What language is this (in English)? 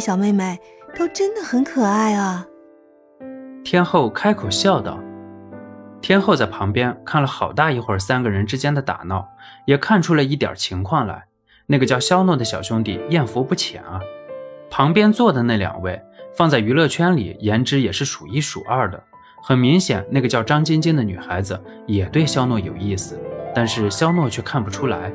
Chinese